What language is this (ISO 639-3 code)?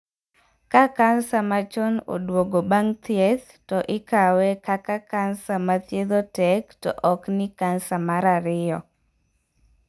luo